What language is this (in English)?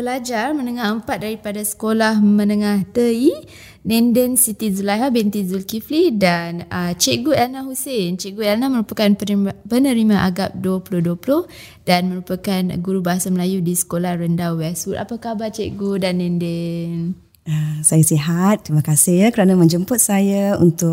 Malay